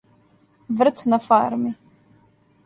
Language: Serbian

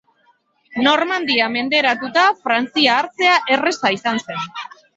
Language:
Basque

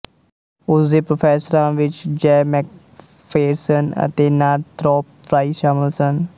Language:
Punjabi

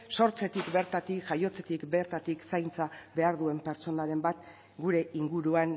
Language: Basque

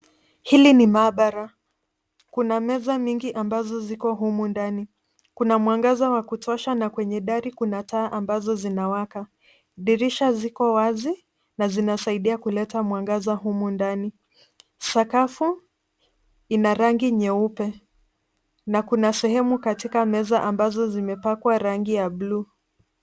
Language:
Swahili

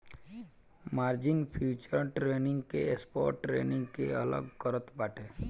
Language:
Bhojpuri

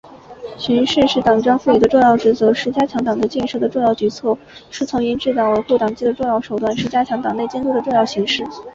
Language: Chinese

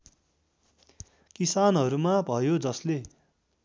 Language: Nepali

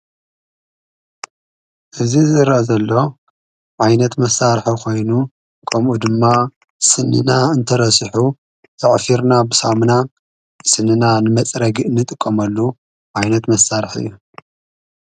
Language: Tigrinya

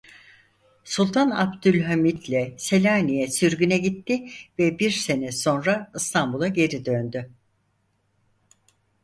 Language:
Turkish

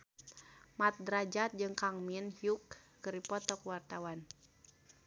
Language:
Sundanese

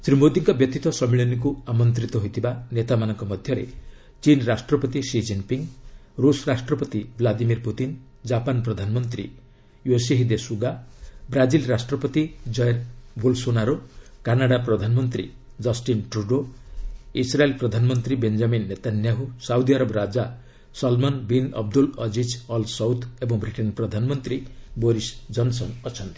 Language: Odia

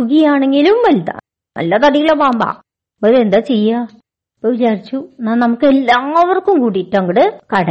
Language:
Malayalam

